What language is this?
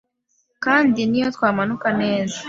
Kinyarwanda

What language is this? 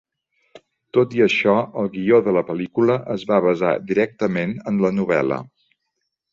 Catalan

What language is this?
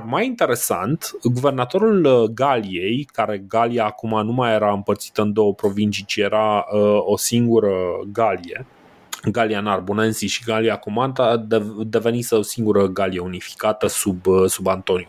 Romanian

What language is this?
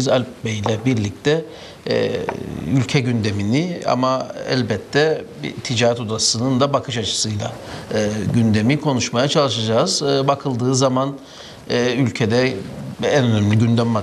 Turkish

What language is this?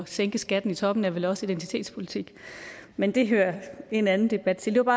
Danish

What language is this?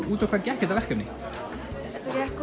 Icelandic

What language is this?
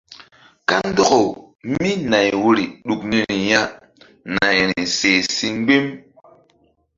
Mbum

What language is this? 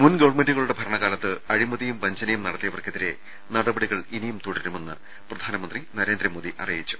Malayalam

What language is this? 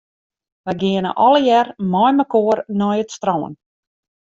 Western Frisian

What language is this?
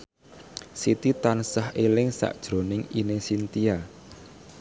Javanese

